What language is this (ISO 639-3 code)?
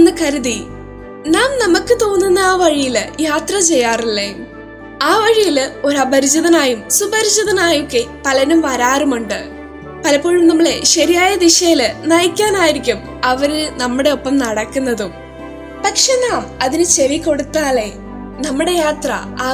mal